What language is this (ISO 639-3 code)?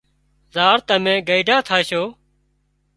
kxp